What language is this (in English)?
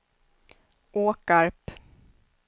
Swedish